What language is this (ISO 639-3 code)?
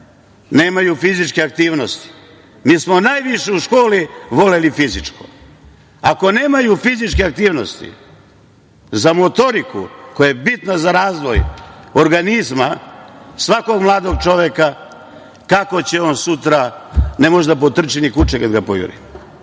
srp